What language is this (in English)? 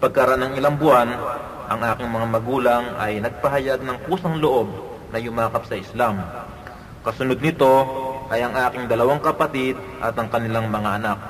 Filipino